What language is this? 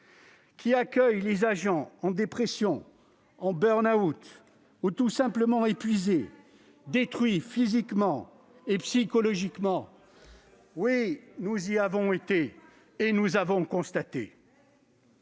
French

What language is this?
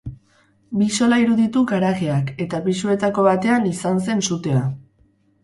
Basque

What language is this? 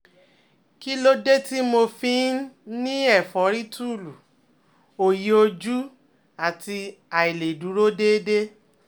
Yoruba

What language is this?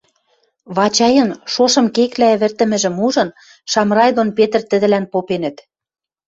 Western Mari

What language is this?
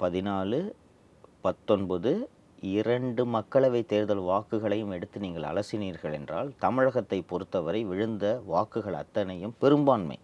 Tamil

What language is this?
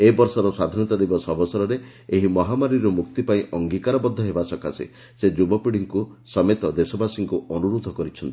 Odia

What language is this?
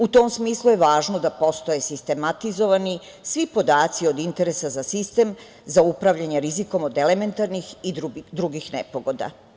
Serbian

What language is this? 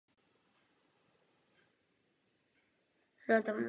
Czech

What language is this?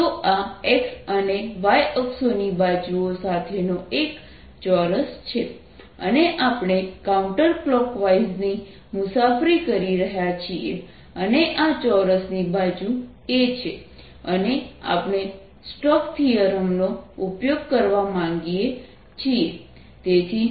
Gujarati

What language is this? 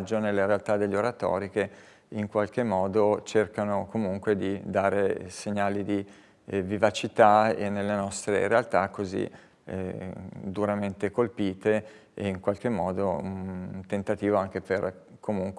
Italian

